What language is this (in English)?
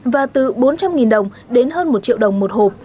Vietnamese